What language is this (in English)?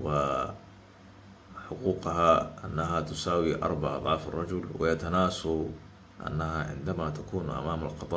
Arabic